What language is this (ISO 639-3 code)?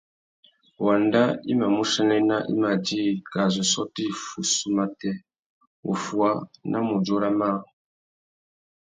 bag